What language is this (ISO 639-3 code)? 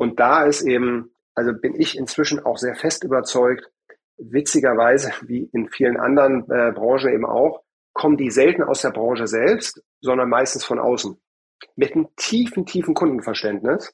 deu